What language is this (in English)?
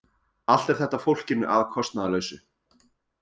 Icelandic